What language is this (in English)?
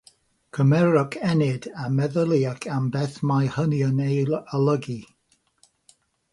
Welsh